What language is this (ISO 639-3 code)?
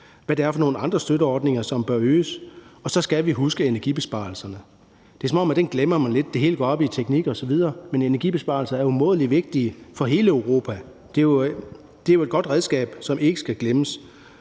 dan